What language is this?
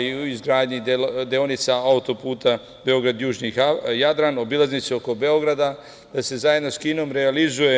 Serbian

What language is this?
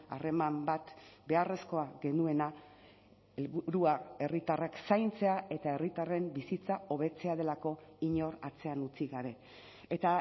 Basque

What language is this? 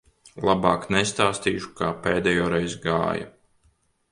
Latvian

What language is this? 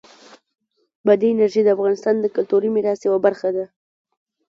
Pashto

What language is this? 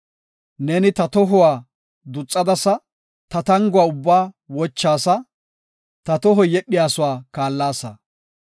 Gofa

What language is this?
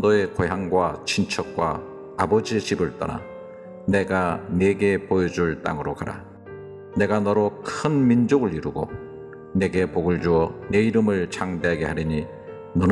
Korean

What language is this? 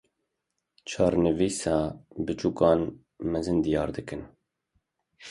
Kurdish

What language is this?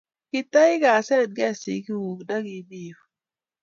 Kalenjin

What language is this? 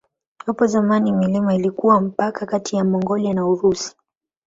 Swahili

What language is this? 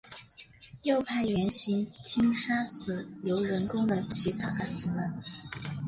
Chinese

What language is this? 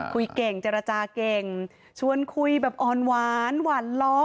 Thai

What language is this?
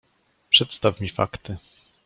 Polish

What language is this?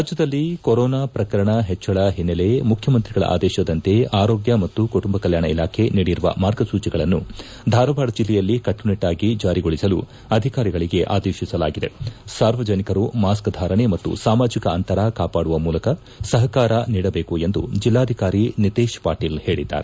Kannada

